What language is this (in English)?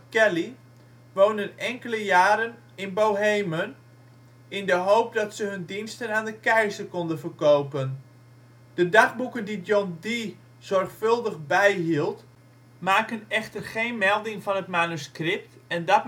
Dutch